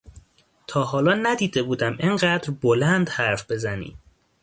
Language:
Persian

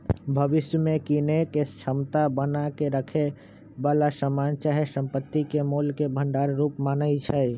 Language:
Magahi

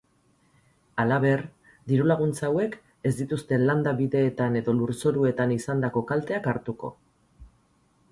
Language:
Basque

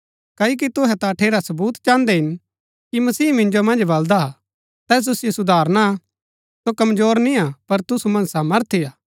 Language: Gaddi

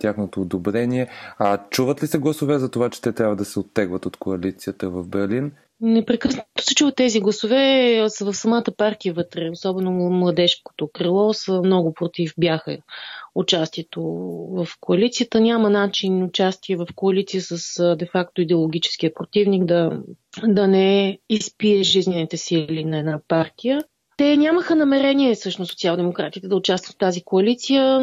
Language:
Bulgarian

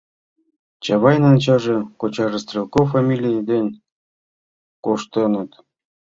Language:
Mari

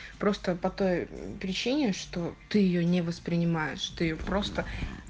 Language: Russian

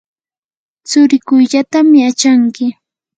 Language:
Yanahuanca Pasco Quechua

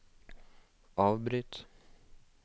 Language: Norwegian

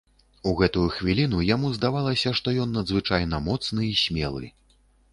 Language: Belarusian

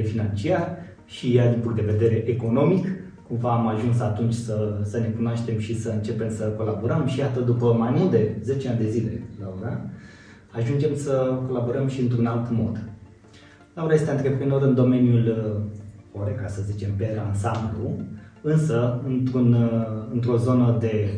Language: Romanian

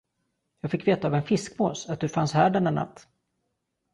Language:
Swedish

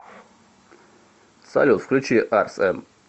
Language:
Russian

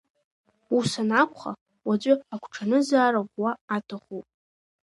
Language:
Abkhazian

